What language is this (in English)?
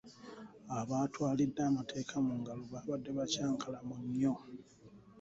Ganda